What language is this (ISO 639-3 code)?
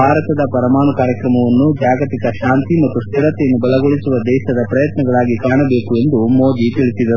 kan